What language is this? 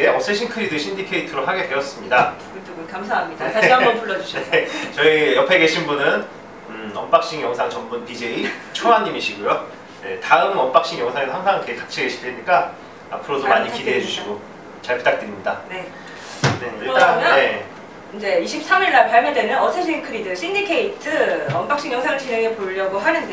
Korean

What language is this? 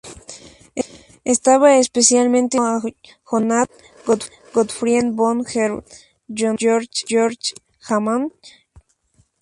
Spanish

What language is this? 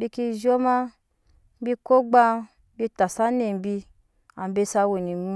Nyankpa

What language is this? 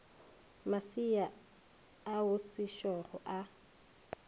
Northern Sotho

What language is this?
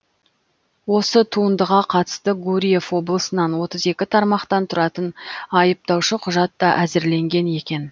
Kazakh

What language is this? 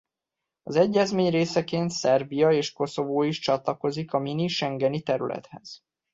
Hungarian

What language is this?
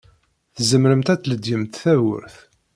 Kabyle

